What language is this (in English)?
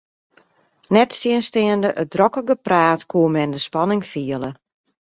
Western Frisian